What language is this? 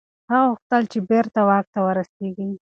Pashto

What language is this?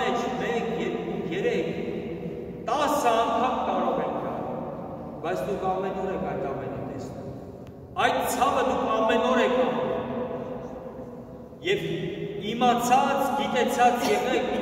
Turkish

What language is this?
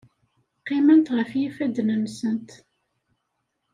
Kabyle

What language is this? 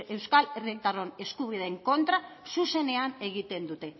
Basque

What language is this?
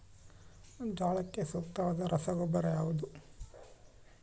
Kannada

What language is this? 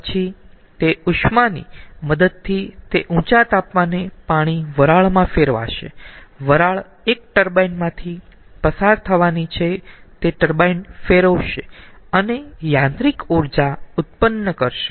Gujarati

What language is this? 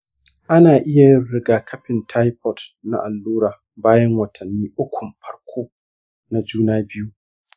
Hausa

